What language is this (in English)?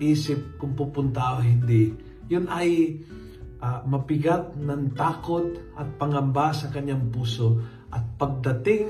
Filipino